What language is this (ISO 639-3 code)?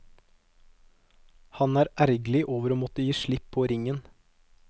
nor